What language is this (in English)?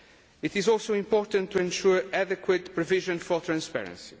English